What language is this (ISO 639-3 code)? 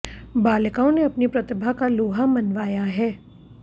hin